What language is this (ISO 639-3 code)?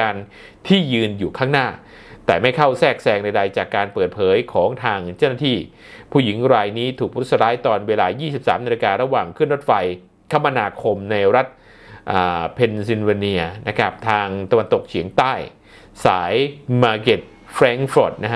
tha